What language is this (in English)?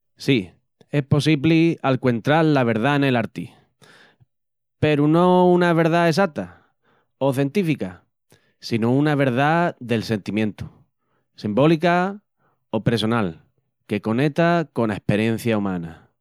Extremaduran